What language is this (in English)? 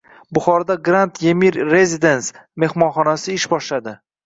Uzbek